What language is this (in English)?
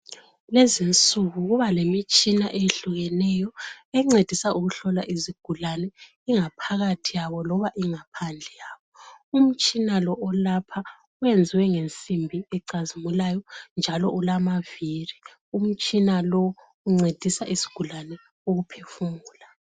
North Ndebele